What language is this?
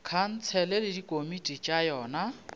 Northern Sotho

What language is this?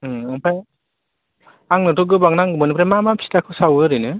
Bodo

